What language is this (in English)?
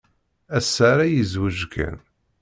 Kabyle